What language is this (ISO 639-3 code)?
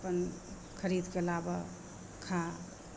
mai